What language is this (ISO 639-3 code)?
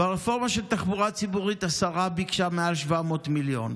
heb